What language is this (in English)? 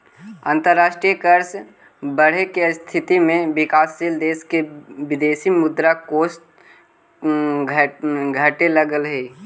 Magahi